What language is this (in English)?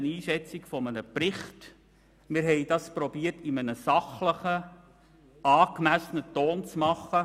Swiss German